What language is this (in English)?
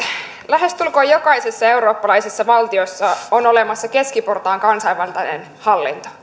Finnish